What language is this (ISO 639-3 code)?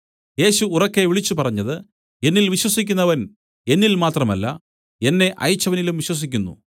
mal